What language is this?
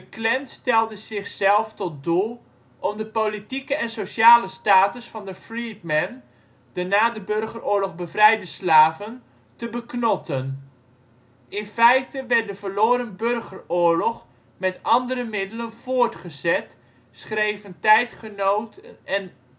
Dutch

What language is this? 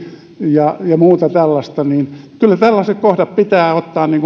Finnish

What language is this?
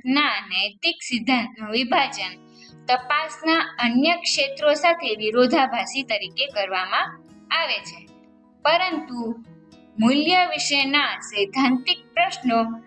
Gujarati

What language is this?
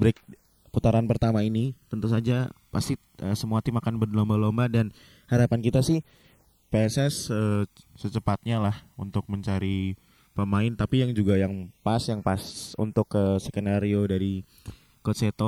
Indonesian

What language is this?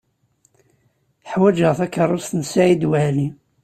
Kabyle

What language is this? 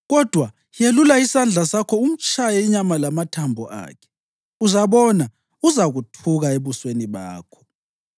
North Ndebele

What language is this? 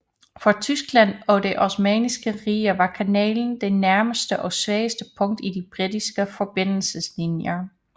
Danish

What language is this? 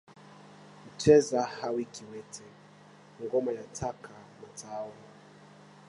Swahili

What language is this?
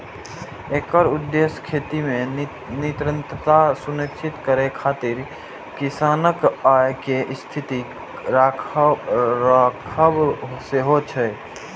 Maithili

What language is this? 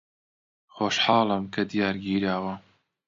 Central Kurdish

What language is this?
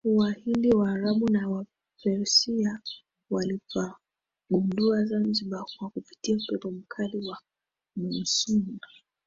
Swahili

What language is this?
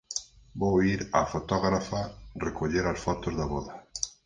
Galician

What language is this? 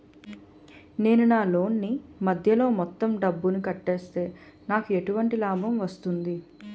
Telugu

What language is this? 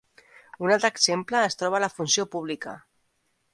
Catalan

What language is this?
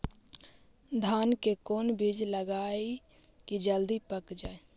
Magahi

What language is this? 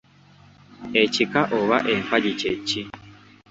Ganda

